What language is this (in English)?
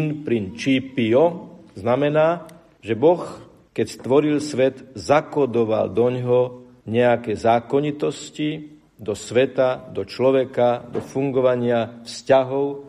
Slovak